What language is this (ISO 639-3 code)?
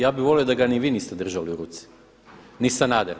hrv